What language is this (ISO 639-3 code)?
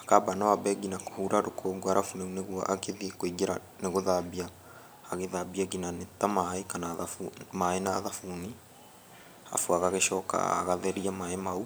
kik